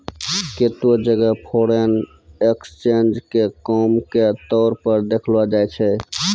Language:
Maithili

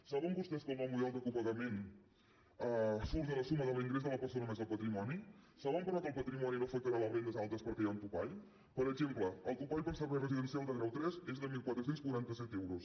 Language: Catalan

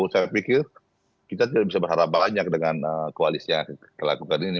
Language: Indonesian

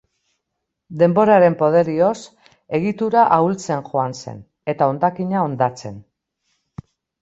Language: Basque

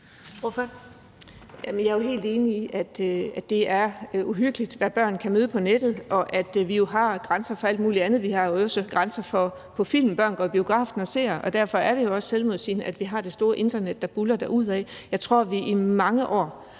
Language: Danish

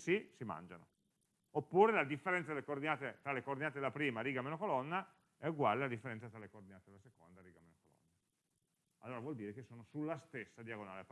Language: Italian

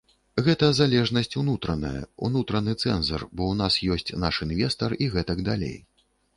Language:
Belarusian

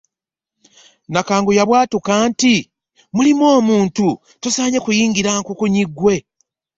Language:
Ganda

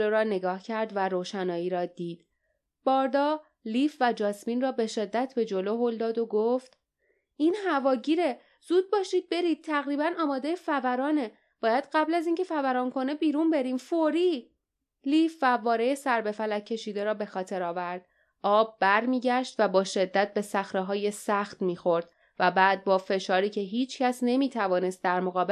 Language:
Persian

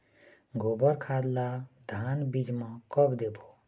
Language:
Chhattisgarhi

